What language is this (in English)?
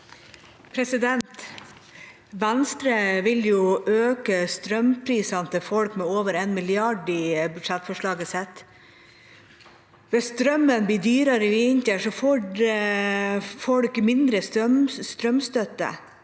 Norwegian